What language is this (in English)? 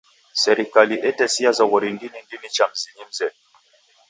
Taita